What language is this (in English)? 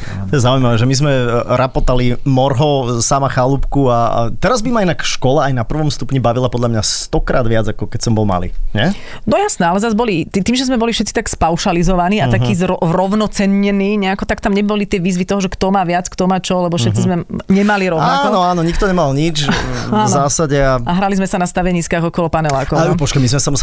Slovak